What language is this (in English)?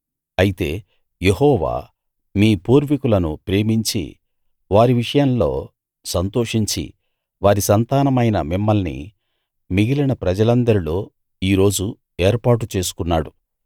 Telugu